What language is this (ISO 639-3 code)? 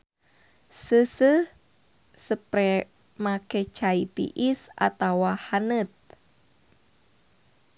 sun